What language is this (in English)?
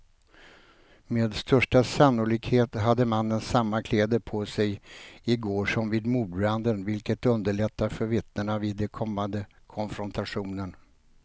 Swedish